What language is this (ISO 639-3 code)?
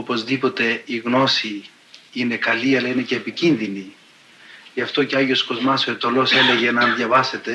ell